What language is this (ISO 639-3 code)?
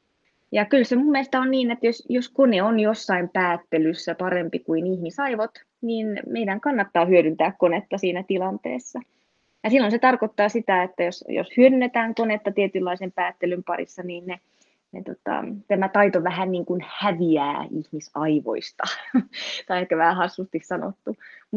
fin